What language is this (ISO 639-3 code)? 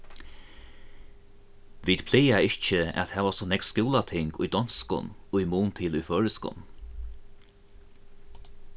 fao